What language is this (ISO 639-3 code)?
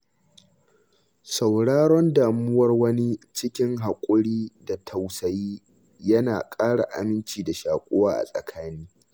hau